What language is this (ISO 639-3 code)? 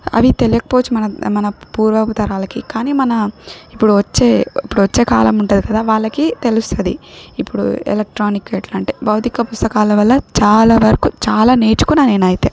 tel